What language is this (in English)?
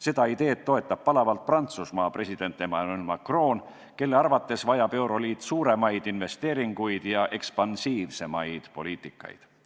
Estonian